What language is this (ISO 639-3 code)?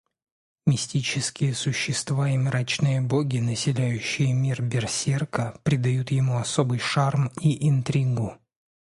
rus